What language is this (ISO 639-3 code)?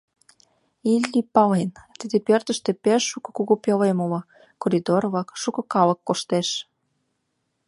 chm